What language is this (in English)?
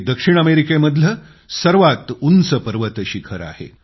Marathi